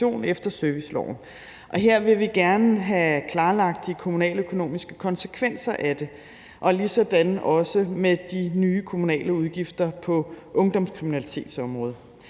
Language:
Danish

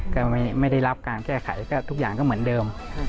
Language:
Thai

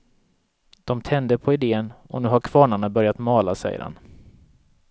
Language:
Swedish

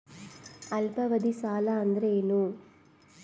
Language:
Kannada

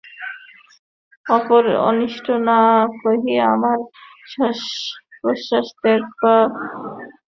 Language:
Bangla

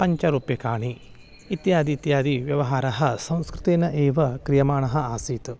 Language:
Sanskrit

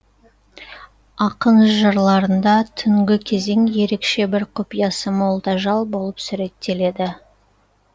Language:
Kazakh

